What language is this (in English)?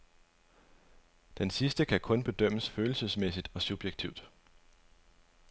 Danish